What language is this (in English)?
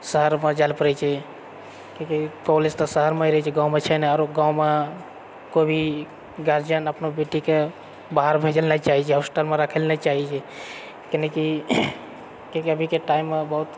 Maithili